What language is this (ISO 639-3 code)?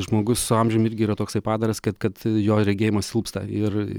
lit